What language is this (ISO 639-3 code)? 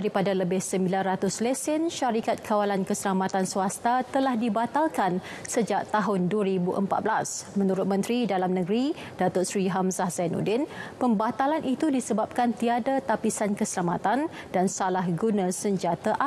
msa